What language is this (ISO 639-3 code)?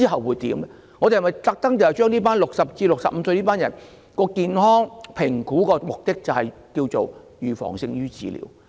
yue